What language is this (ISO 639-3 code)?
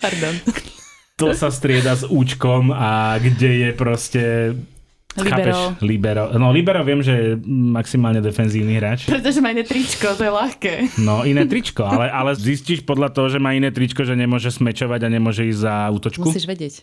slk